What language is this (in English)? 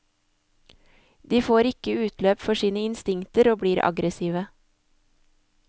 Norwegian